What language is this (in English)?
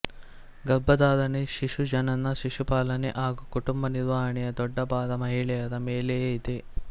Kannada